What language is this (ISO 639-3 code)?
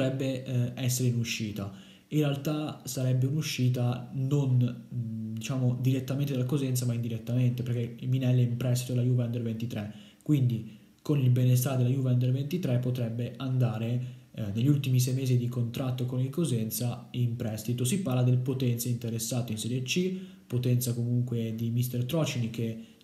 ita